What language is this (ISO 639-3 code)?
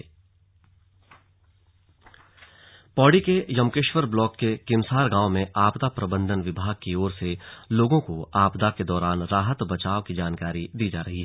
hin